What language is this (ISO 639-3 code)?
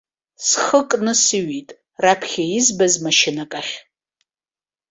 abk